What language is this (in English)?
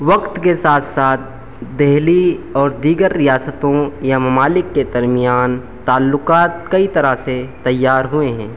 Urdu